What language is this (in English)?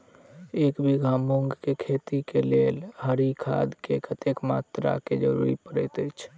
Maithili